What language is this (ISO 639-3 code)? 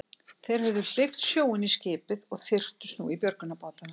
isl